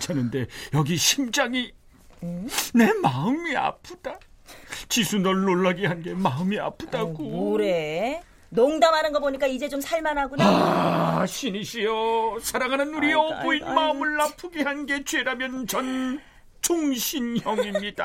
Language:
Korean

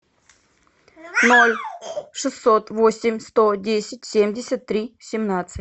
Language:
Russian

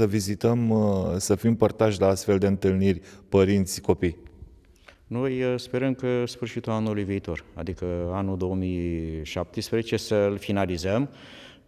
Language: Romanian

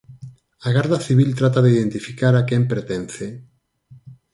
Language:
Galician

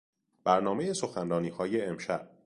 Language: Persian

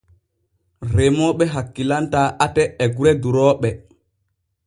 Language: Borgu Fulfulde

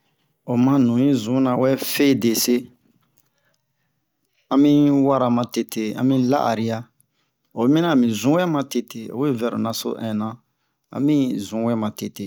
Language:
Bomu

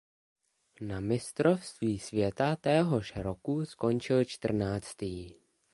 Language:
Czech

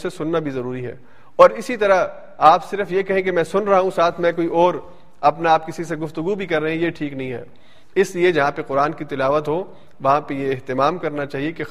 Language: Urdu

